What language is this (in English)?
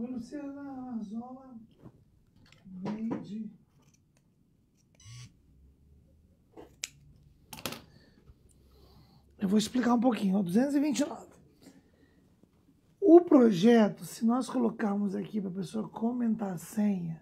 Portuguese